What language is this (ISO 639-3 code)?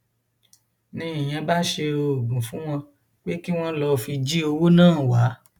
yor